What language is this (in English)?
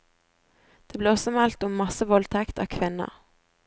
Norwegian